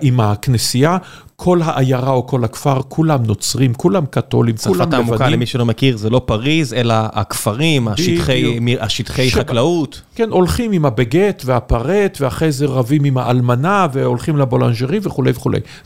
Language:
Hebrew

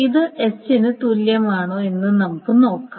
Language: Malayalam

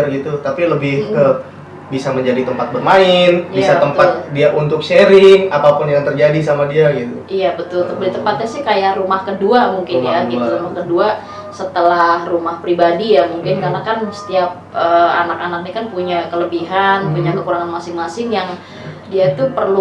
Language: Indonesian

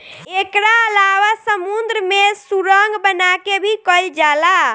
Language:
Bhojpuri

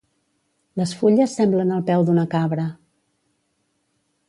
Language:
Catalan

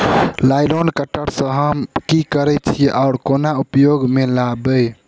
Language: Maithili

